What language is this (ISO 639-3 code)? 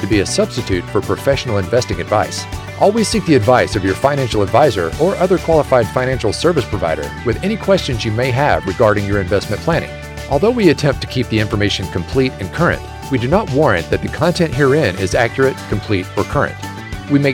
eng